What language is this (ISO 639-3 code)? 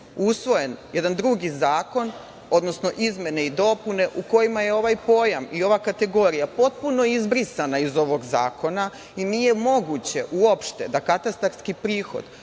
srp